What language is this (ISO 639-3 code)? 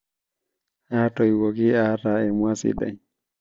mas